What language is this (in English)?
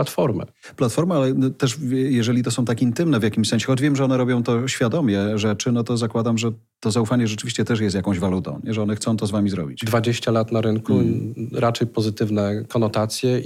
Polish